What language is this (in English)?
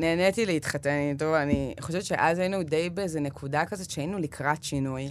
Hebrew